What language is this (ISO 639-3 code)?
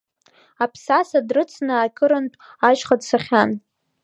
abk